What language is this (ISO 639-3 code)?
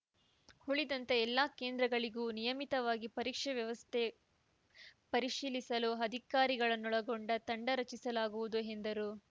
kan